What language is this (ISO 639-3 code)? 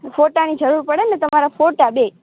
guj